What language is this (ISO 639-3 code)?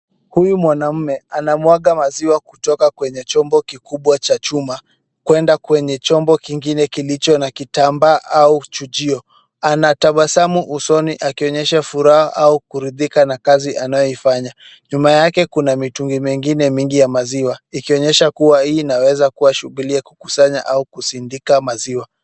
swa